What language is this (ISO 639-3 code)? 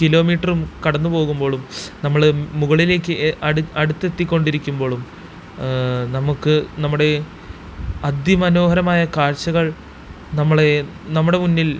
mal